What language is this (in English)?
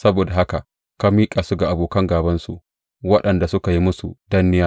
Hausa